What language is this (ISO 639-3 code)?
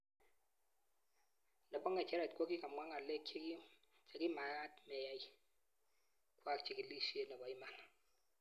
kln